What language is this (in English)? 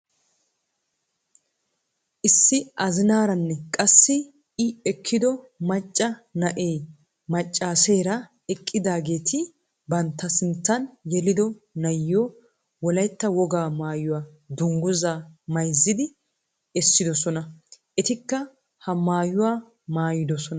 Wolaytta